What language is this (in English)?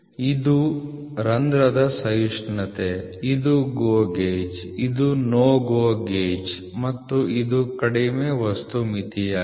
Kannada